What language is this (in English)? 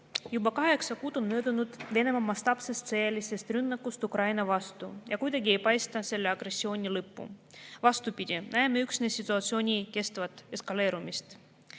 Estonian